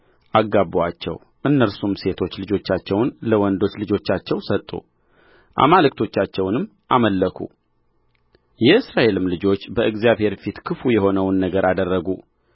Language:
Amharic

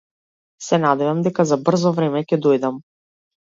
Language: Macedonian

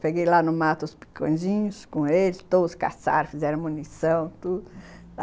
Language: Portuguese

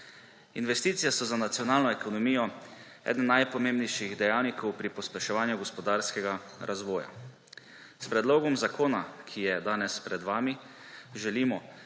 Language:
Slovenian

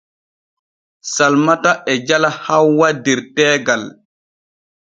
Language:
Borgu Fulfulde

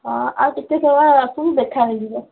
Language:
Odia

